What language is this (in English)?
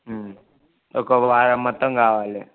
Telugu